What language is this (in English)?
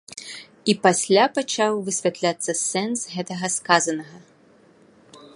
Belarusian